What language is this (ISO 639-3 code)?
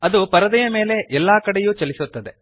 kan